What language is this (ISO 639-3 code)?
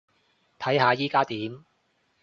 yue